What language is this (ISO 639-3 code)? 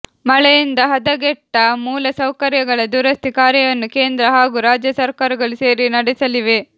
kan